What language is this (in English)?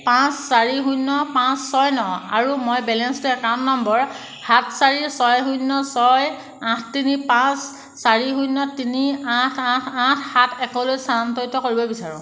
Assamese